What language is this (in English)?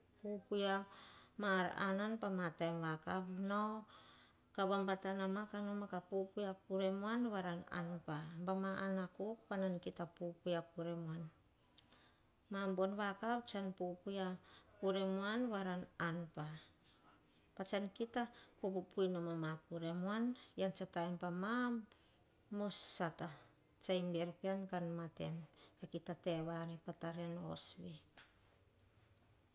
Hahon